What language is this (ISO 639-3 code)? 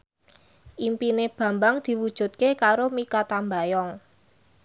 jav